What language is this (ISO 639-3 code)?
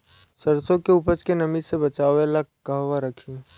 bho